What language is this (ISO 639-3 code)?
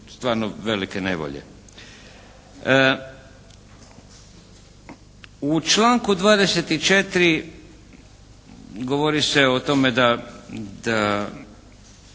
hrv